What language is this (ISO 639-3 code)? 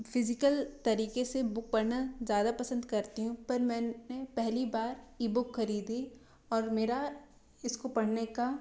hin